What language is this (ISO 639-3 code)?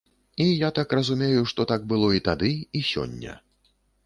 bel